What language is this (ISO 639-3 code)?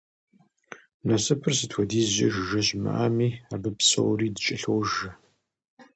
kbd